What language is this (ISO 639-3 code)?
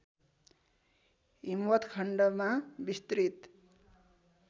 nep